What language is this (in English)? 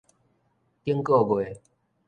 Min Nan Chinese